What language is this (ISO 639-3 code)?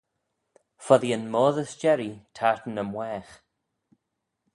glv